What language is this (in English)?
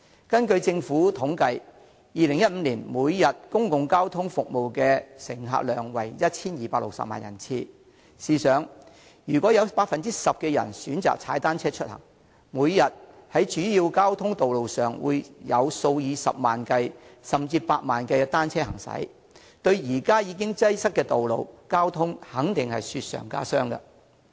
Cantonese